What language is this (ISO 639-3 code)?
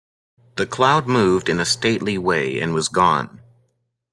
eng